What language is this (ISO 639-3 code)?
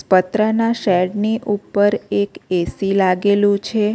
guj